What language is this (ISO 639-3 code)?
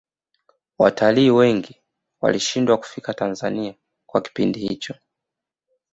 swa